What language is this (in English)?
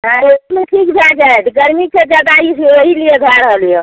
Maithili